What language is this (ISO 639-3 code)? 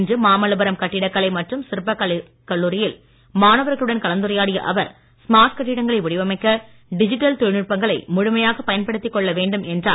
tam